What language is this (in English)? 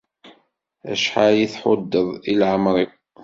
Kabyle